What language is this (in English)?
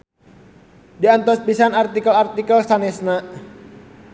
Sundanese